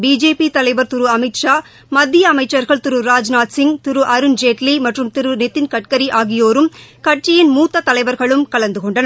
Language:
Tamil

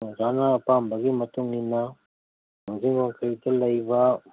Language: Manipuri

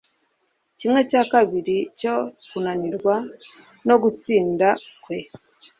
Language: Kinyarwanda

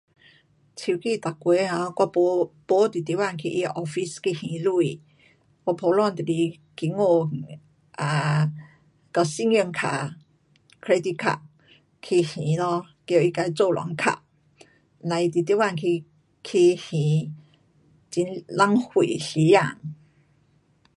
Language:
Pu-Xian Chinese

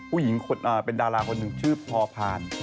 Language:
Thai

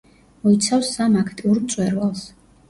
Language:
Georgian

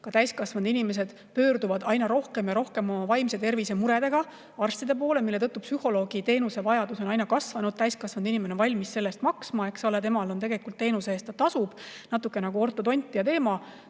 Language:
Estonian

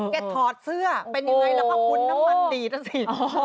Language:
Thai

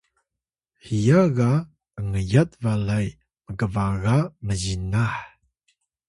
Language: Atayal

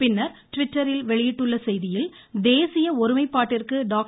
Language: Tamil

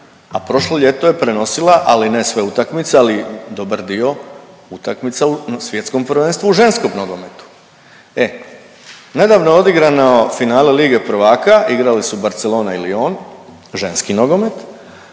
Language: Croatian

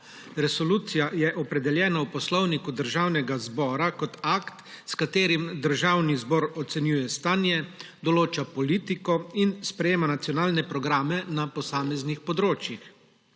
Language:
Slovenian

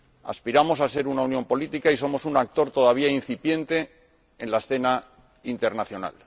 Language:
Spanish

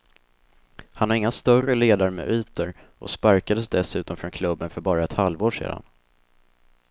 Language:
Swedish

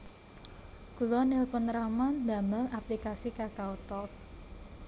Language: Javanese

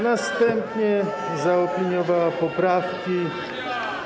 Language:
Polish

